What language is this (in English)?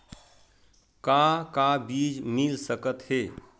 Chhattisgarhi